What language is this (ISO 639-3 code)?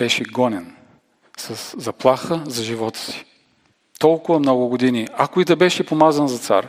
bul